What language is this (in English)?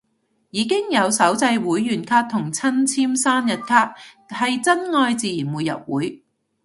Cantonese